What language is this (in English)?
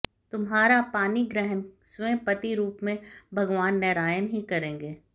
Hindi